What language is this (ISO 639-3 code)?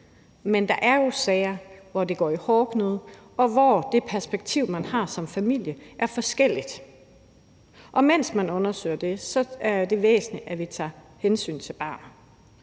dan